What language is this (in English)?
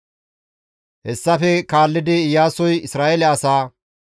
Gamo